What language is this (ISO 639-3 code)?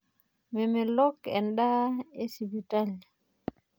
mas